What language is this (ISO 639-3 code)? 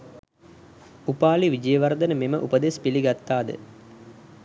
sin